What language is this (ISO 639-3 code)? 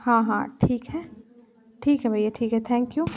hin